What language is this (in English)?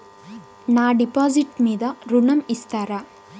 Telugu